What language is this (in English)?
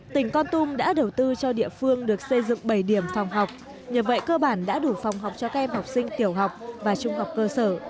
Vietnamese